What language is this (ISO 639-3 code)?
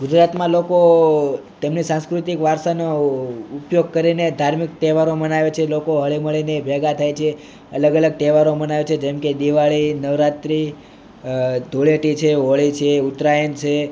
guj